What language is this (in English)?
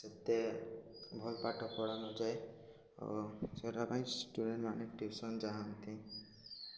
Odia